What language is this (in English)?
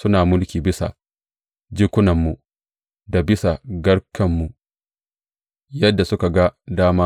Hausa